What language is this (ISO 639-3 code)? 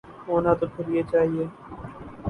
urd